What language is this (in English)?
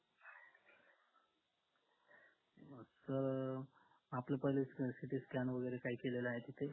Marathi